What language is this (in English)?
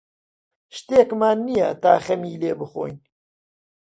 Central Kurdish